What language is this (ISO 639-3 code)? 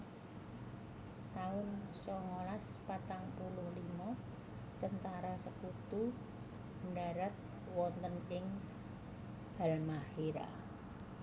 jav